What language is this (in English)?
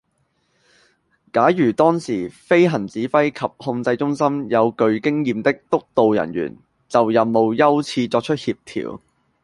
Cantonese